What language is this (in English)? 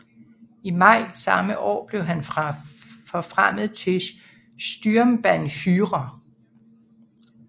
Danish